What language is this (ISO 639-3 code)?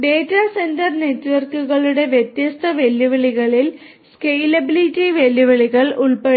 mal